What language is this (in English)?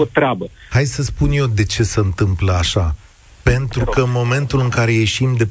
Romanian